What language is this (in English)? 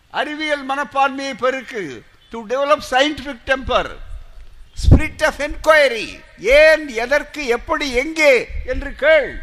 Tamil